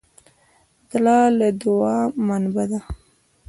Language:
Pashto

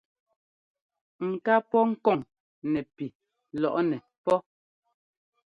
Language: Ngomba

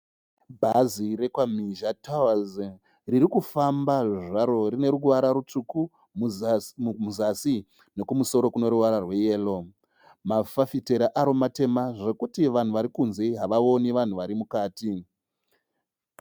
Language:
Shona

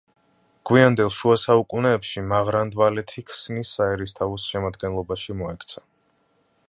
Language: Georgian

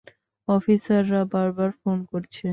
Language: Bangla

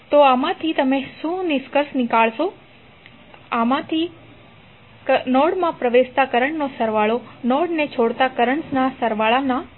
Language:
Gujarati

